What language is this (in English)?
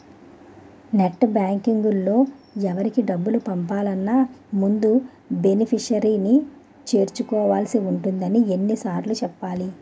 Telugu